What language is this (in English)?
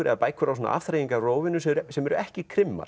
Icelandic